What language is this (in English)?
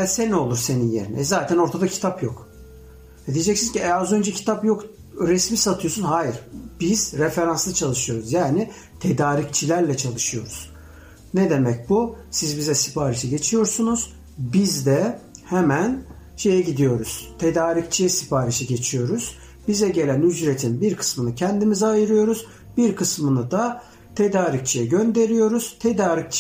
Turkish